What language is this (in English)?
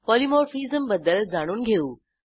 Marathi